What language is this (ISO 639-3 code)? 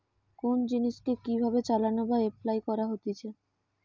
ben